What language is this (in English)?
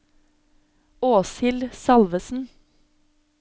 Norwegian